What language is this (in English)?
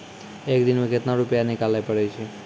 Maithili